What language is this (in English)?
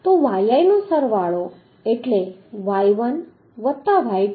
Gujarati